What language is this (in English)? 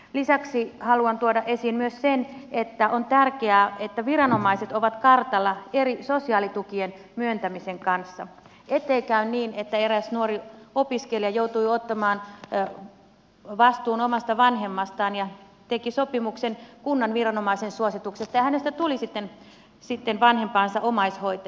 Finnish